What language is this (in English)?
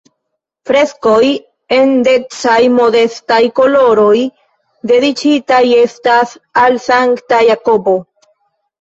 Esperanto